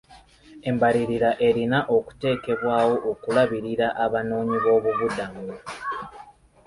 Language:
Ganda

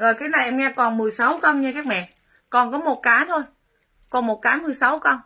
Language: Vietnamese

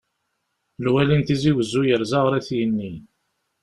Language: Kabyle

